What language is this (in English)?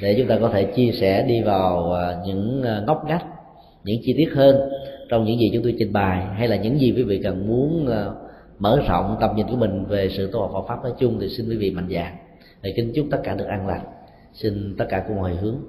Vietnamese